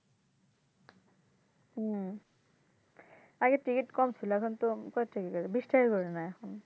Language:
Bangla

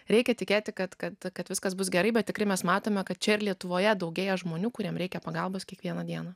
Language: Lithuanian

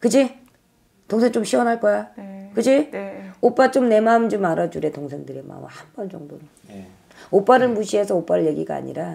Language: Korean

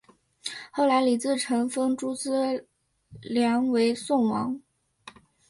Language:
Chinese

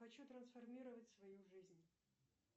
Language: Russian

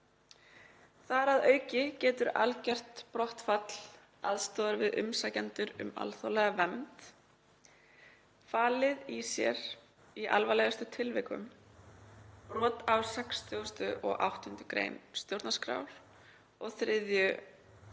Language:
Icelandic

